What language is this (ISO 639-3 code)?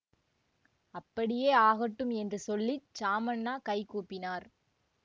tam